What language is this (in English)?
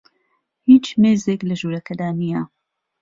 Central Kurdish